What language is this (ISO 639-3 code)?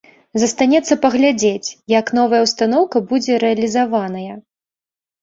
bel